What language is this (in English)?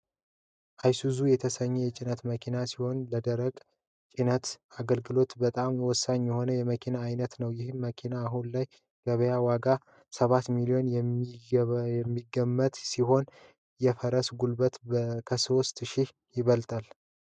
Amharic